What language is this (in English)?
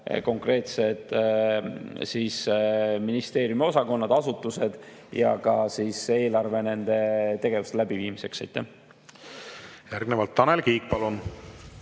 Estonian